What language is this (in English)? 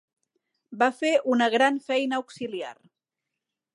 Catalan